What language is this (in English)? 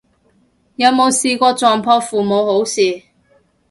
Cantonese